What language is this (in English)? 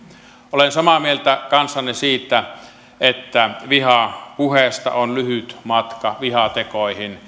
Finnish